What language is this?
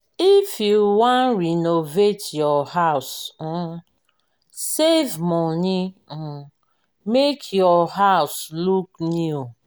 Nigerian Pidgin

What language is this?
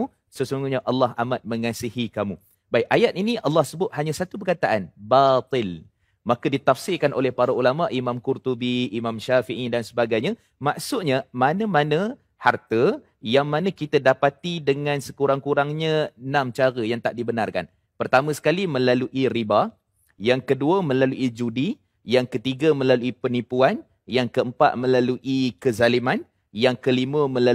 Malay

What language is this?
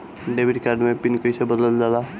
Bhojpuri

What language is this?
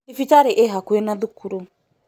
Kikuyu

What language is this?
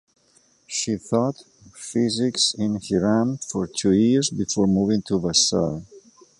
English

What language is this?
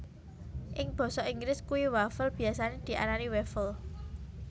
Javanese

